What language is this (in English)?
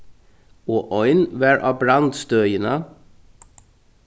Faroese